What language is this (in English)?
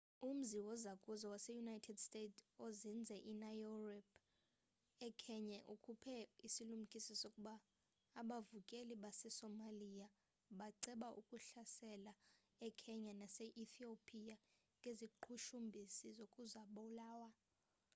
Xhosa